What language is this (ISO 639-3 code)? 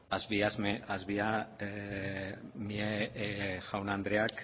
eus